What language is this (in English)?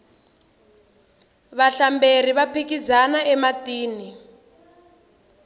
Tsonga